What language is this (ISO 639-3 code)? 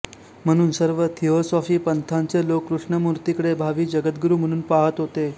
mar